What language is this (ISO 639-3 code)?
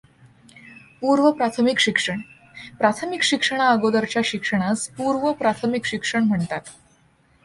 mar